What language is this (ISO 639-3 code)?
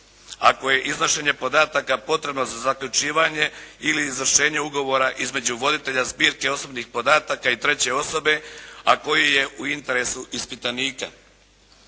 hrv